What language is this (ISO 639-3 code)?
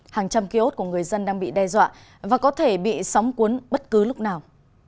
vie